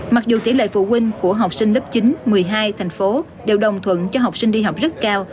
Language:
Vietnamese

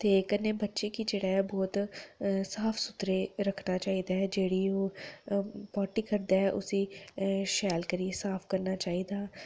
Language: Dogri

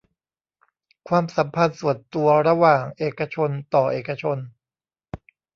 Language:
Thai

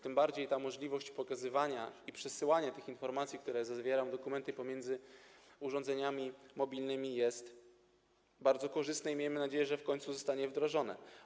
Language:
Polish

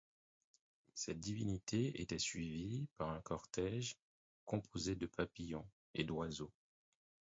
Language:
French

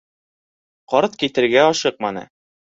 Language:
Bashkir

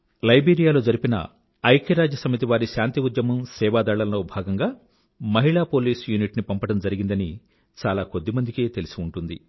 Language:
Telugu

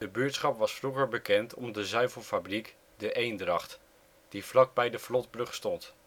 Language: Dutch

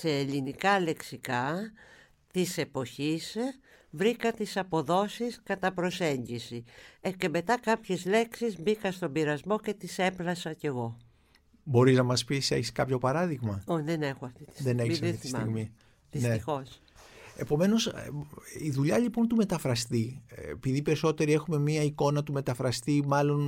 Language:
Greek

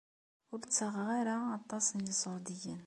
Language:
Kabyle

